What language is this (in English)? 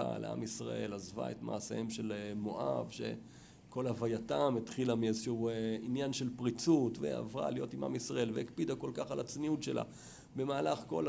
Hebrew